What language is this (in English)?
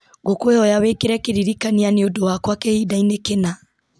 Kikuyu